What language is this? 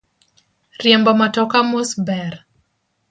Luo (Kenya and Tanzania)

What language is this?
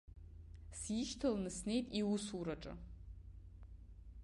Abkhazian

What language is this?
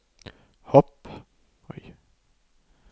Norwegian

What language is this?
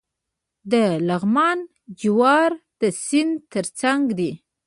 Pashto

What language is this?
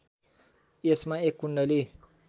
Nepali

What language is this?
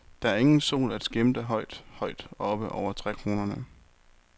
Danish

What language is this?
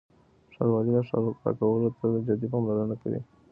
Pashto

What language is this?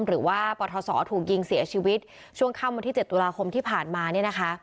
Thai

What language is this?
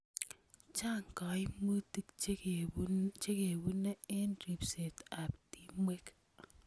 Kalenjin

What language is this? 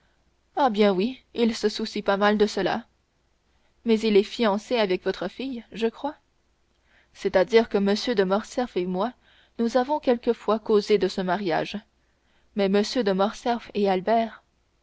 French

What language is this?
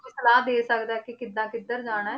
Punjabi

